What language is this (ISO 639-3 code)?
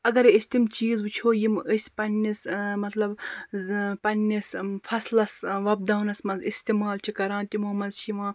kas